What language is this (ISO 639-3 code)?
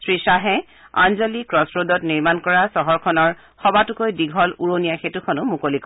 asm